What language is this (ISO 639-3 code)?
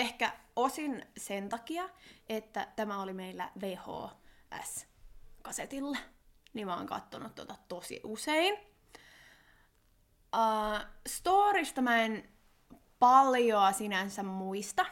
fin